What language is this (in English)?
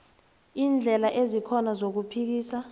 South Ndebele